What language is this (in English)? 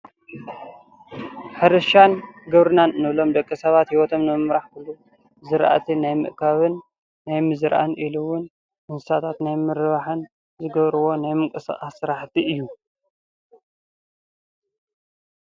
Tigrinya